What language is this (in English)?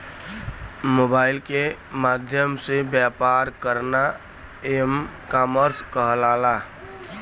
Bhojpuri